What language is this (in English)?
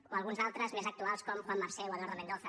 Catalan